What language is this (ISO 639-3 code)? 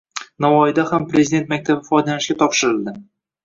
uzb